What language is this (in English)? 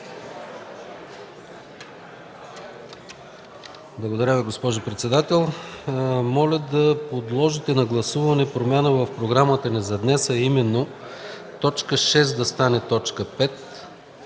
Bulgarian